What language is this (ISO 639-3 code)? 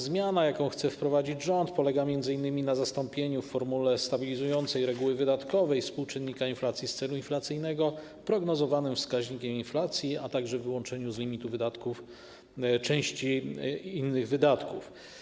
pol